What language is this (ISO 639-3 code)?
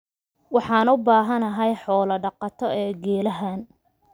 som